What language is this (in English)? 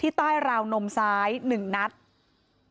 Thai